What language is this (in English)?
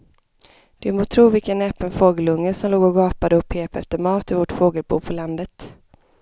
Swedish